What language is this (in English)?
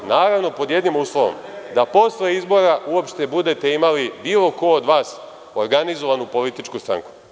Serbian